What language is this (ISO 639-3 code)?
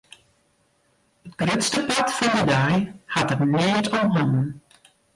fry